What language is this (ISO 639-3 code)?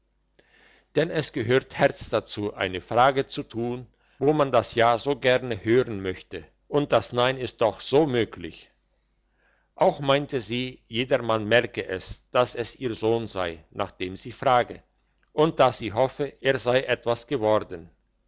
deu